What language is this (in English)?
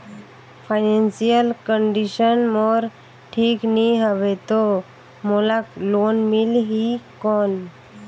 Chhattisgarhi